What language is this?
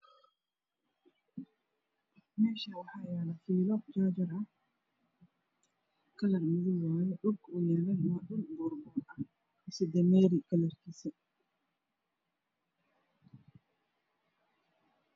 Somali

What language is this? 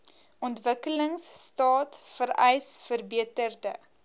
Afrikaans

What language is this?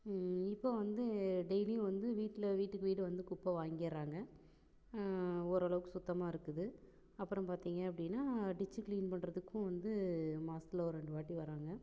Tamil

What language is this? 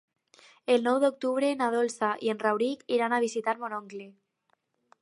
Catalan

